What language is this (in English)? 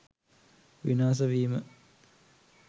Sinhala